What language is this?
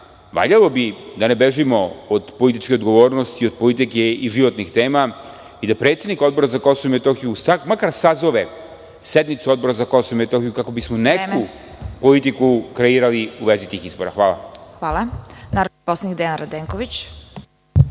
Serbian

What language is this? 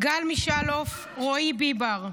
Hebrew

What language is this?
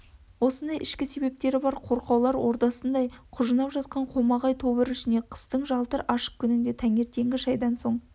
Kazakh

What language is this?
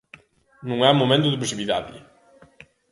Galician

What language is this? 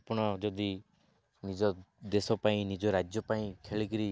Odia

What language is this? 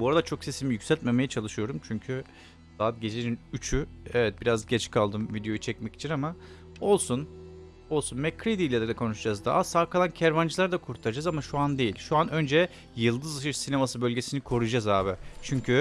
Turkish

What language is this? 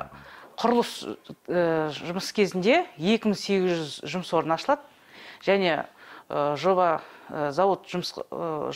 Turkish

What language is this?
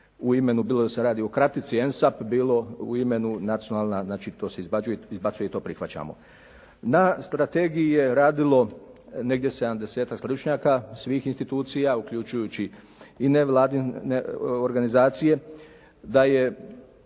Croatian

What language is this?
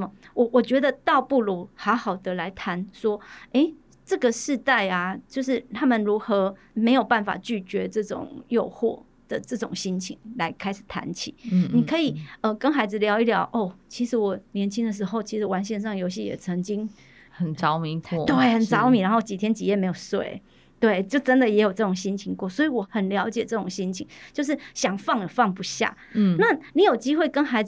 Chinese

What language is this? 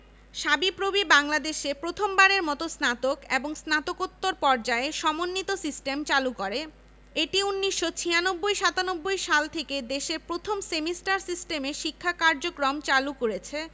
Bangla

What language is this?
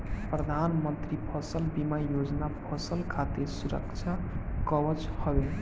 Bhojpuri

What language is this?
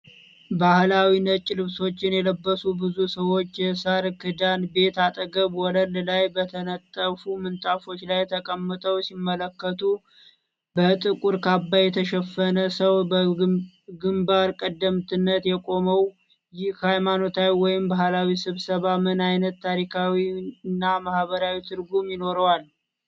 Amharic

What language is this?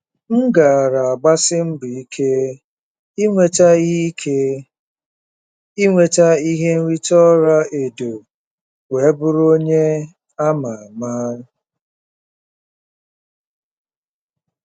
Igbo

